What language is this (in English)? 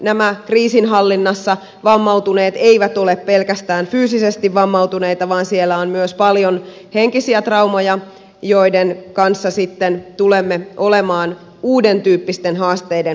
Finnish